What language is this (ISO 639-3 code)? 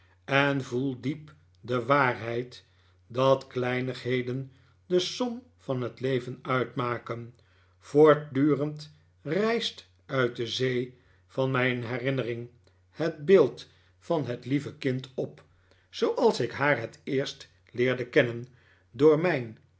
nld